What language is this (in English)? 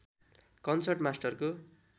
Nepali